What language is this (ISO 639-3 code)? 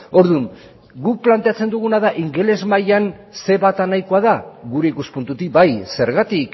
eus